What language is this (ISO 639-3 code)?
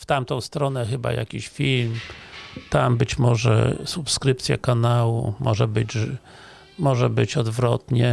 pol